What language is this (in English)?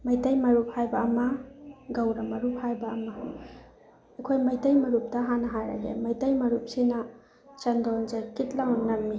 Manipuri